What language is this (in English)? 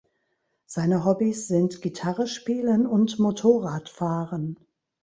German